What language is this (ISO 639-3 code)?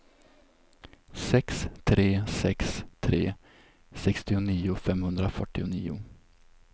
swe